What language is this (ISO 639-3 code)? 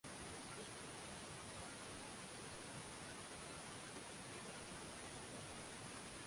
swa